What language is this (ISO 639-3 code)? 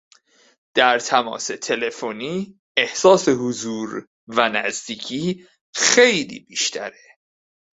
fas